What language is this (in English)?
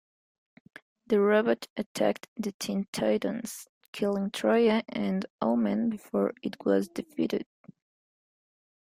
English